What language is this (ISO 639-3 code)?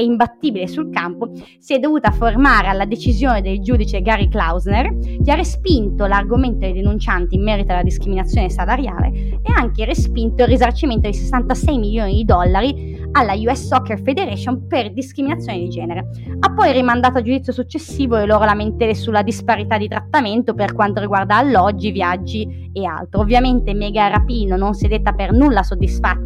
ita